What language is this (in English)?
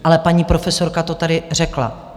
Czech